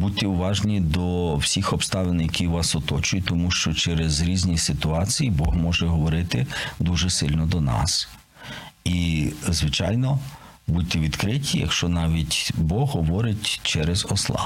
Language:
Ukrainian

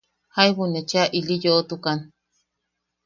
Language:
Yaqui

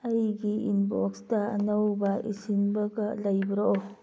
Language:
Manipuri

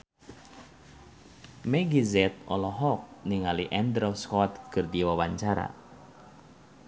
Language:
Sundanese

